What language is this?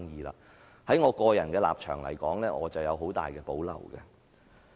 Cantonese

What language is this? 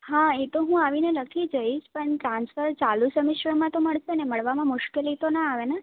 Gujarati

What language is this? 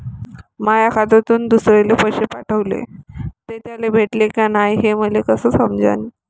Marathi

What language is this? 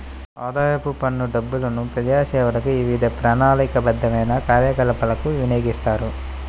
Telugu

